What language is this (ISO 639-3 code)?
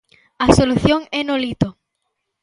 glg